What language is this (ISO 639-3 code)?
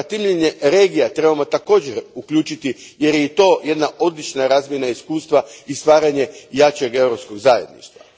hrv